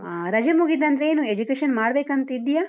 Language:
Kannada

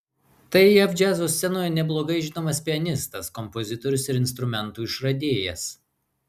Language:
Lithuanian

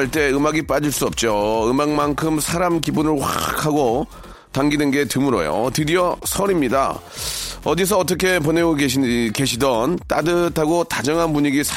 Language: Korean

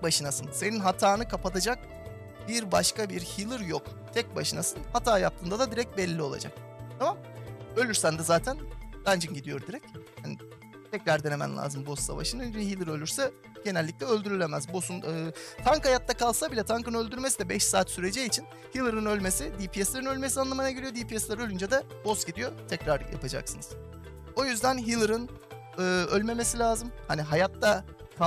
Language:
Turkish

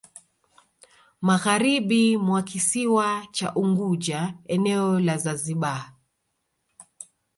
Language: Swahili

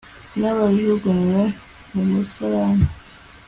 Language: Kinyarwanda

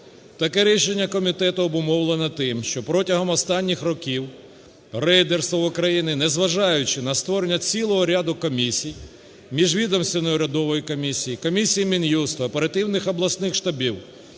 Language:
Ukrainian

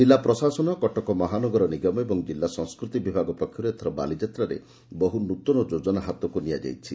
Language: Odia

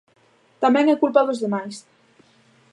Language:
Galician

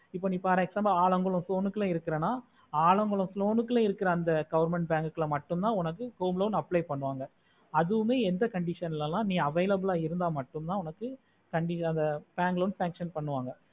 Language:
Tamil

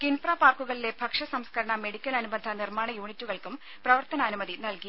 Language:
Malayalam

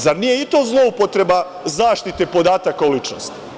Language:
Serbian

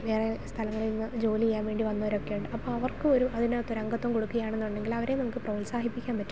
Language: Malayalam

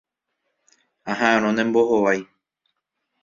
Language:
Guarani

